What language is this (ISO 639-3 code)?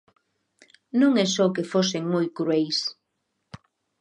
glg